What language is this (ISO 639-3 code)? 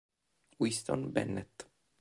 ita